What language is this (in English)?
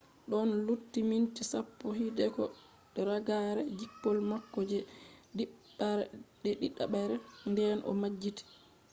Fula